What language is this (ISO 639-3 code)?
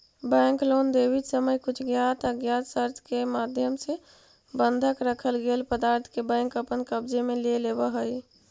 mag